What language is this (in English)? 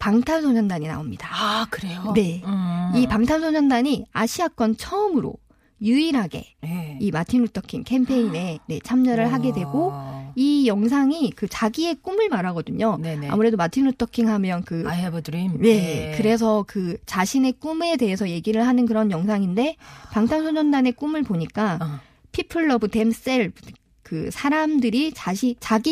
Korean